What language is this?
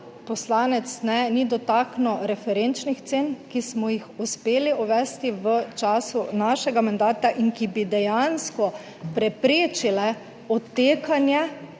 Slovenian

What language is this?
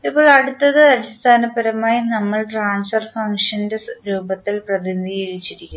Malayalam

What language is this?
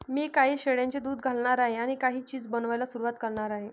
Marathi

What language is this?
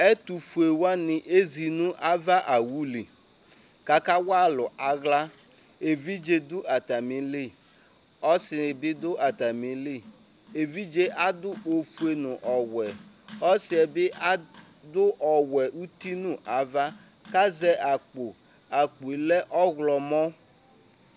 Ikposo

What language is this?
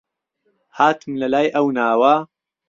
Central Kurdish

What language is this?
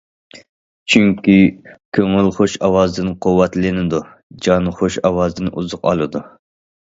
Uyghur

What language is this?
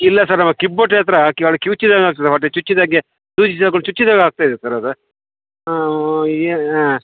Kannada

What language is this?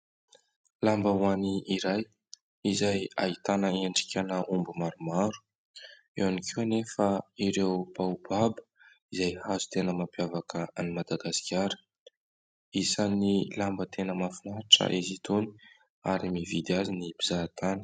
Malagasy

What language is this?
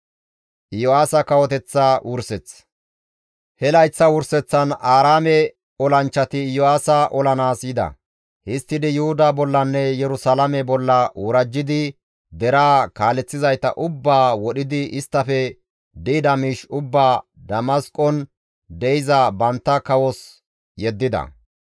Gamo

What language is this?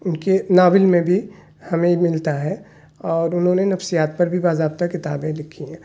Urdu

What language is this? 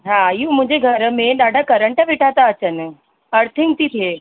Sindhi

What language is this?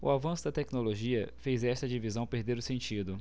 Portuguese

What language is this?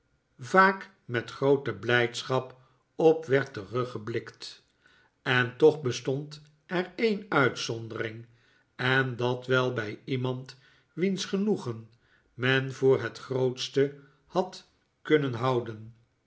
Dutch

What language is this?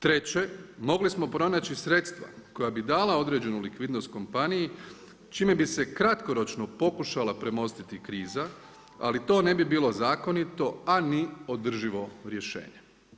Croatian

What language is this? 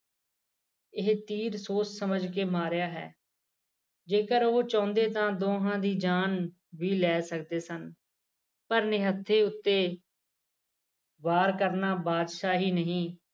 Punjabi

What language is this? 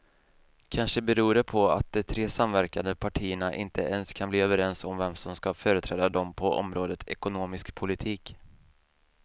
Swedish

